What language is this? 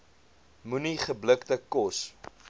Afrikaans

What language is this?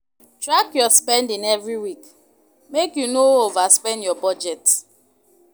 Nigerian Pidgin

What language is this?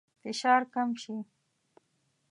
Pashto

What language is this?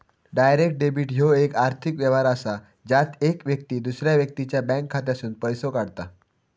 Marathi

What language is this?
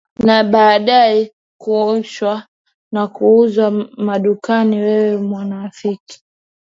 Swahili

